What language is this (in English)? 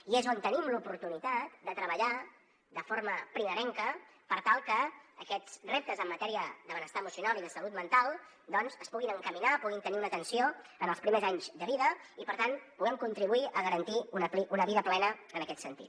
Catalan